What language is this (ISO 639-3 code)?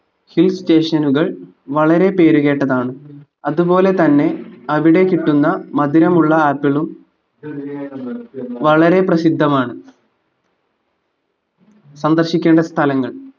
mal